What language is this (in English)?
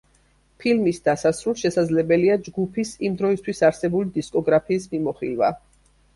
Georgian